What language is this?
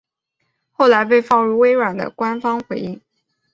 Chinese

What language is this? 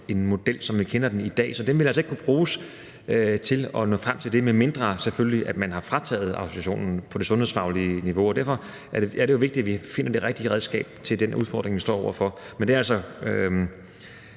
Danish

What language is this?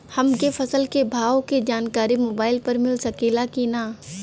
Bhojpuri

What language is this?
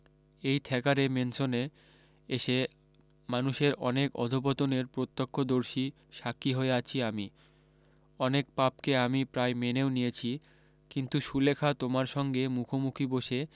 Bangla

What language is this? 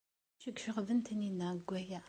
Kabyle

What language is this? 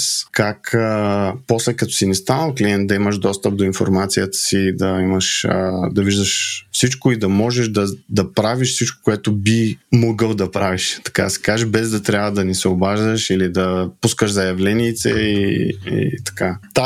Bulgarian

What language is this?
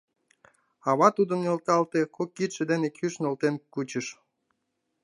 Mari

